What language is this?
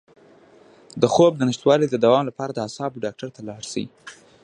Pashto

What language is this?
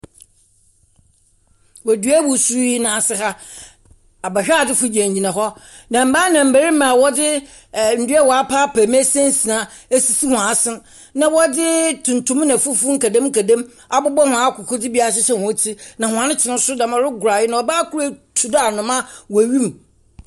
Akan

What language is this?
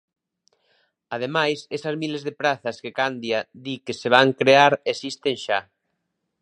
Galician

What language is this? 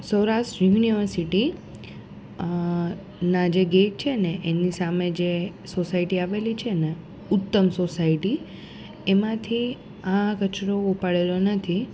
Gujarati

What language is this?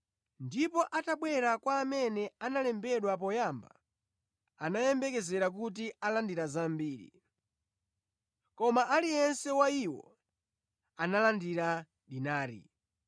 Nyanja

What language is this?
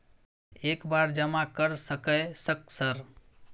Maithili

